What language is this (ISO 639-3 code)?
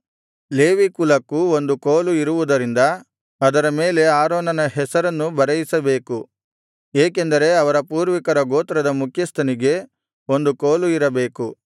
kan